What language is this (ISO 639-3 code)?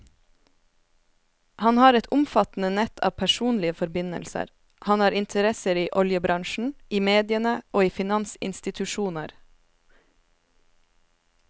nor